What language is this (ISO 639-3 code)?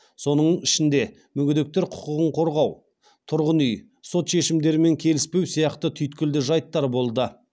kaz